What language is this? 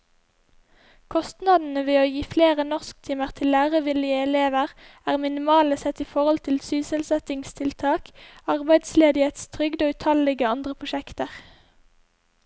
Norwegian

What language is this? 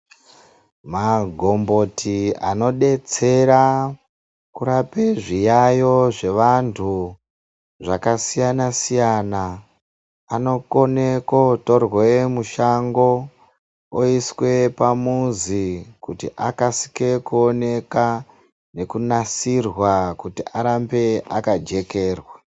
Ndau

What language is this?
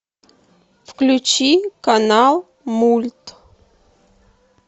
Russian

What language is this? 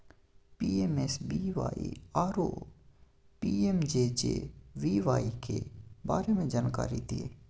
Maithili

